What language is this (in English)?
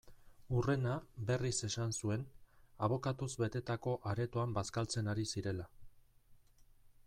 Basque